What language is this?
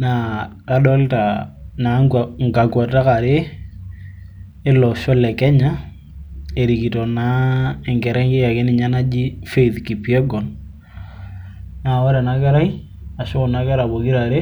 Masai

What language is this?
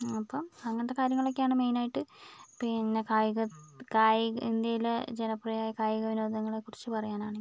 Malayalam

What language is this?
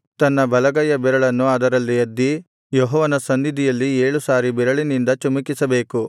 Kannada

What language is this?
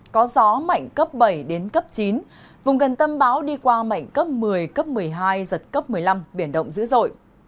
Vietnamese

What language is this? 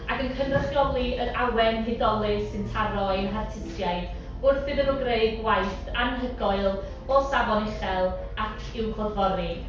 Welsh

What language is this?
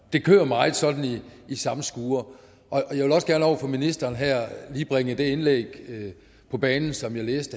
Danish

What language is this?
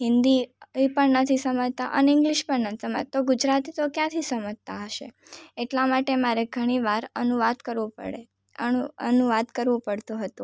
Gujarati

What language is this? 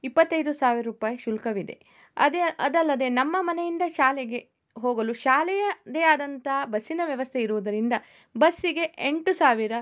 Kannada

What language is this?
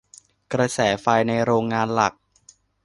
Thai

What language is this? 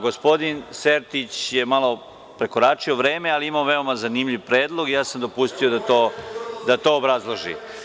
Serbian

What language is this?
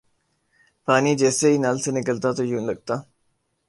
Urdu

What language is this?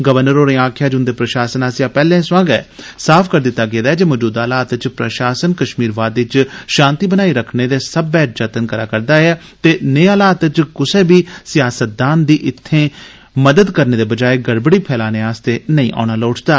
Dogri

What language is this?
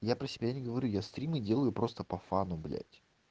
Russian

